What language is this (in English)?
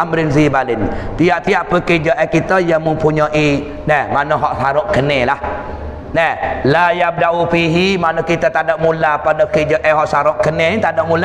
Malay